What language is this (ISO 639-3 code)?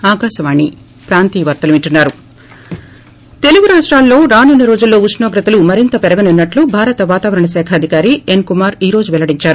tel